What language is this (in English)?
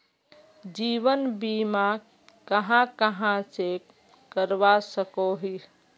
Magahi